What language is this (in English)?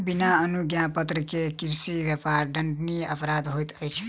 Maithili